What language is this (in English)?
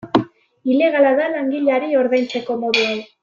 Basque